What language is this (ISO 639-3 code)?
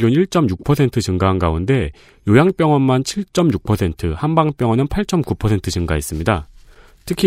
kor